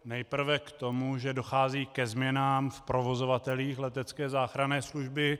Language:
Czech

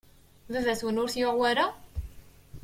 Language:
Kabyle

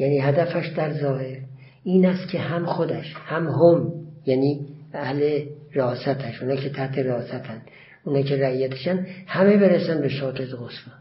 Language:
Persian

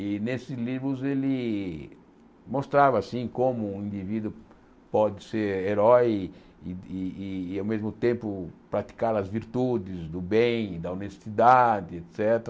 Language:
Portuguese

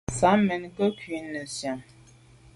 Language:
Medumba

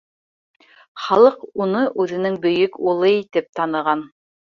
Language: Bashkir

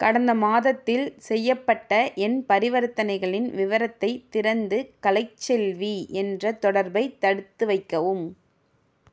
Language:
Tamil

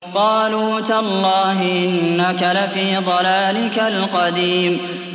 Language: Arabic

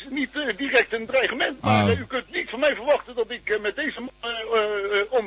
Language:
Dutch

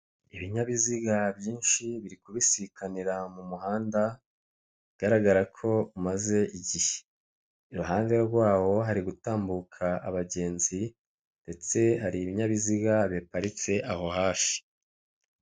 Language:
Kinyarwanda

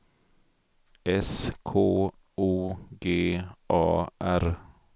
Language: Swedish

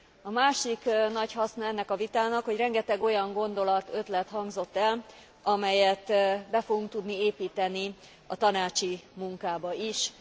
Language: Hungarian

